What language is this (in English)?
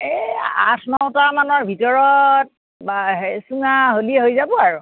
Assamese